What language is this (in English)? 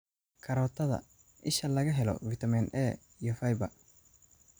Somali